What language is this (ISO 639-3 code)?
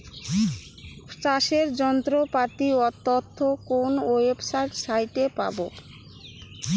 ben